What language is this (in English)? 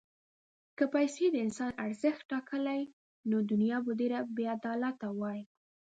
Pashto